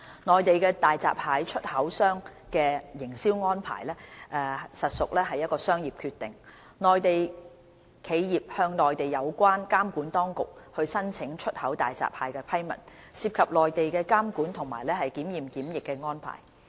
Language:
Cantonese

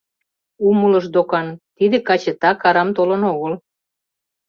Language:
Mari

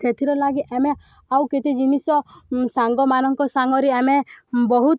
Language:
Odia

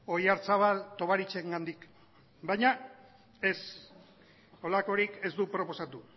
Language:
Basque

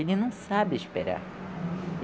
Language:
Portuguese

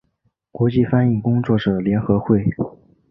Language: Chinese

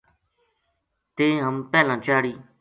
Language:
Gujari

